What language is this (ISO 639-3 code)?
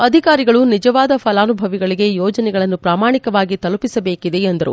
kan